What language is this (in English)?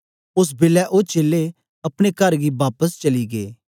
Dogri